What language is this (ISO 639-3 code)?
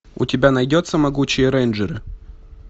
rus